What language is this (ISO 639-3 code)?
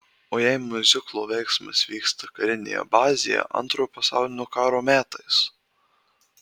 lit